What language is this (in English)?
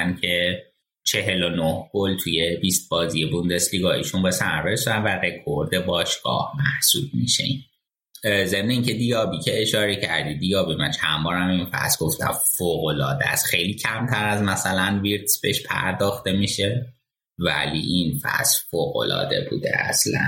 Persian